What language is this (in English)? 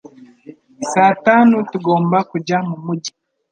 Kinyarwanda